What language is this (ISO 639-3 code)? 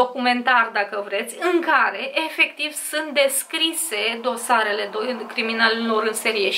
ron